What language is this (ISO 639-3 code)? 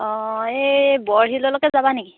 asm